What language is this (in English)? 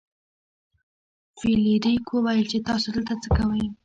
Pashto